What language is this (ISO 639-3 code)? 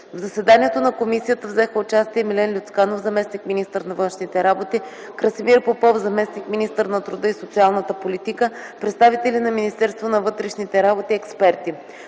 bul